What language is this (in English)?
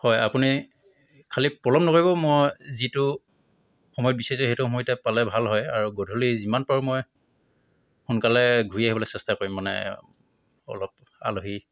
Assamese